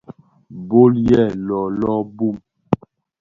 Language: Bafia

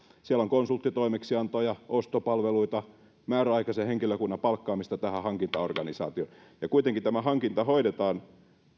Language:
Finnish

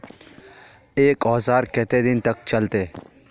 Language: Magahi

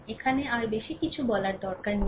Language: Bangla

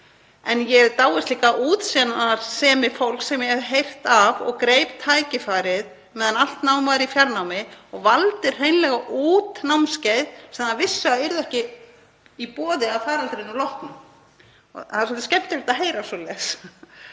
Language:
Icelandic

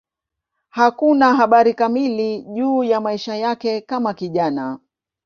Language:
Swahili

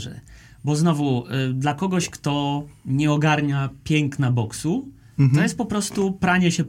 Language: Polish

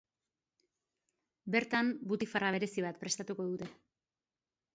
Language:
Basque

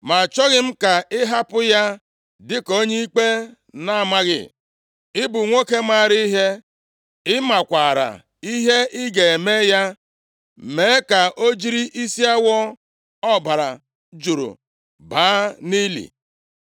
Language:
Igbo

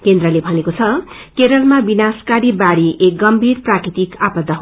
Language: Nepali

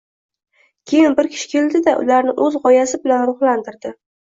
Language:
Uzbek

